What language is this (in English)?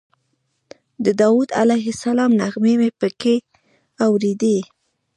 Pashto